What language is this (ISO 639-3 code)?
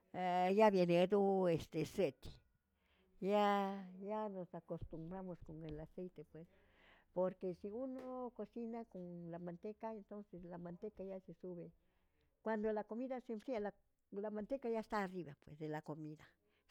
zts